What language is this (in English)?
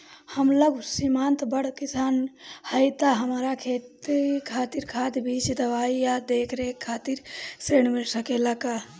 Bhojpuri